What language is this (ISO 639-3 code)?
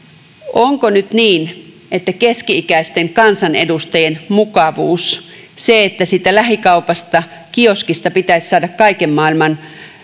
fin